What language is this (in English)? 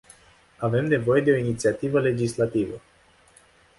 Romanian